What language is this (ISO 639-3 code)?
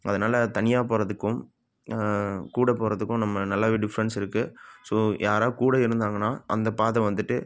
tam